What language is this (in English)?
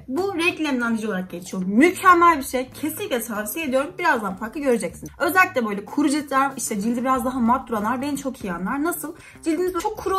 Turkish